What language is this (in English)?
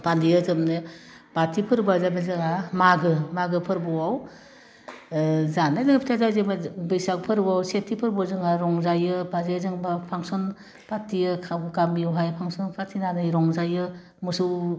Bodo